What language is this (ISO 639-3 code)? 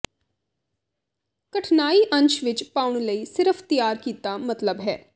pan